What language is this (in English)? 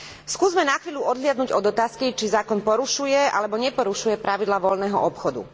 Slovak